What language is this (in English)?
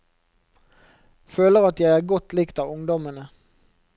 Norwegian